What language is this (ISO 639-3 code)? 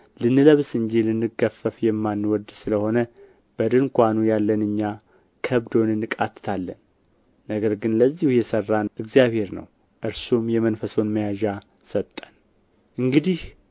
amh